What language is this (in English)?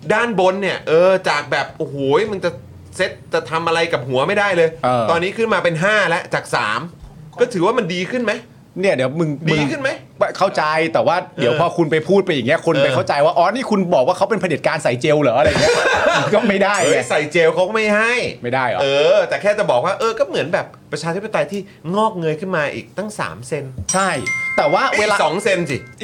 Thai